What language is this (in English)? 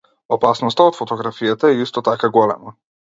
Macedonian